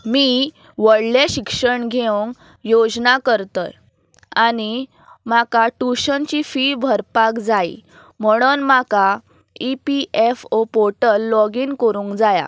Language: Konkani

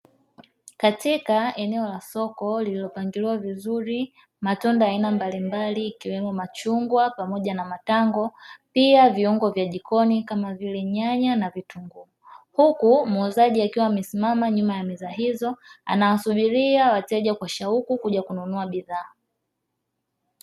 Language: Swahili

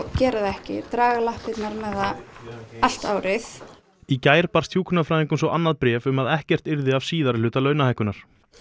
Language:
Icelandic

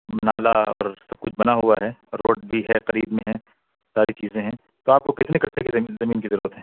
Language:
Urdu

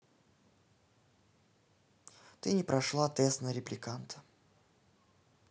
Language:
Russian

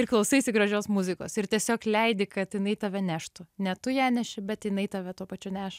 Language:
Lithuanian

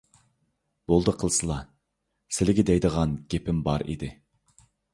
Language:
Uyghur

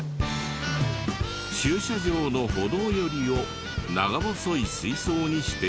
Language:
Japanese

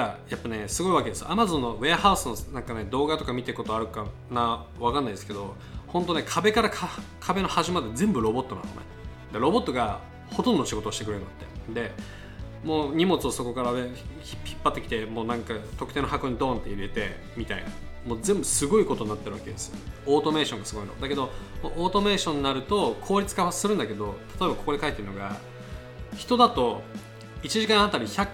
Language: Japanese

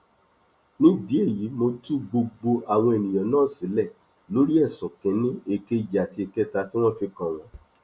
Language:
Yoruba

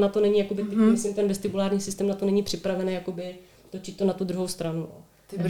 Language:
Czech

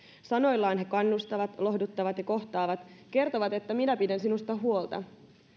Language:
Finnish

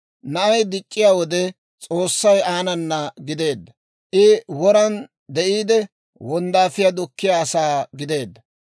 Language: Dawro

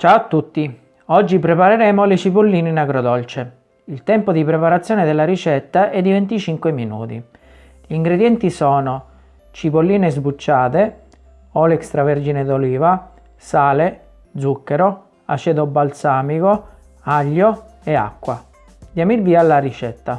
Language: Italian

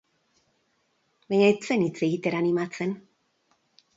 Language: Basque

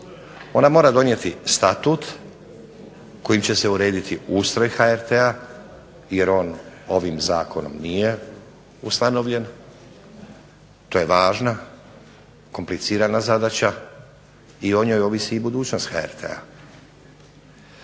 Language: Croatian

